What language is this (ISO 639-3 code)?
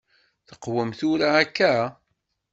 kab